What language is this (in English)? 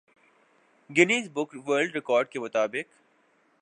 Urdu